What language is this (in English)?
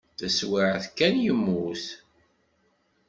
Kabyle